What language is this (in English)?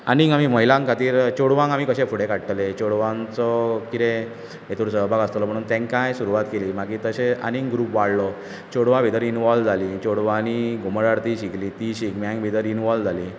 Konkani